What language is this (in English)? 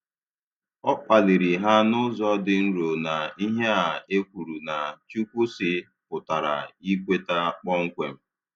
Igbo